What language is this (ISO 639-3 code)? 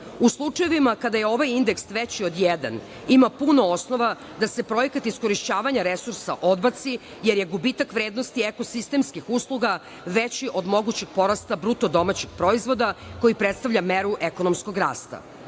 srp